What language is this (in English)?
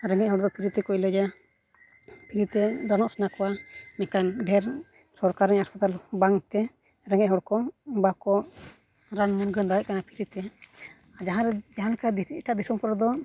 Santali